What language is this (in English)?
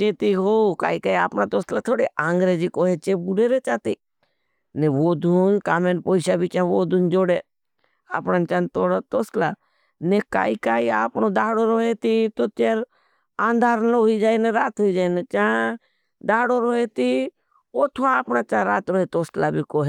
Bhili